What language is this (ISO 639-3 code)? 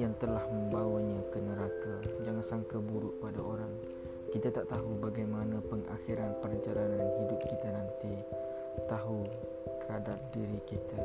msa